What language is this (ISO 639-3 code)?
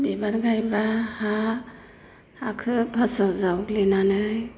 brx